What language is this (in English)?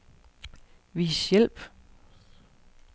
Danish